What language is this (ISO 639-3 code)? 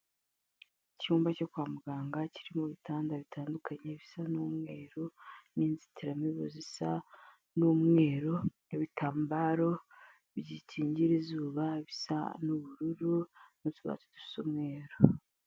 kin